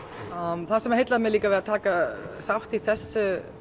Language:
Icelandic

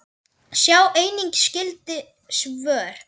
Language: Icelandic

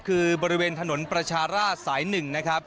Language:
Thai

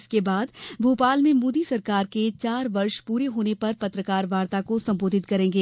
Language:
Hindi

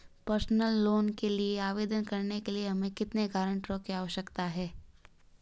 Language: Hindi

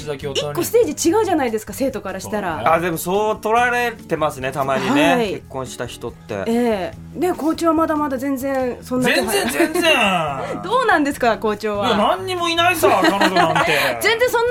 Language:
Japanese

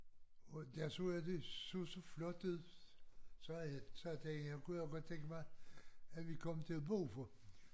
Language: Danish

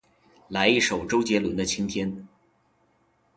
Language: Chinese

